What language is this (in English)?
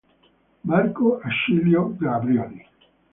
Italian